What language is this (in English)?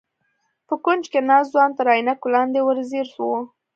Pashto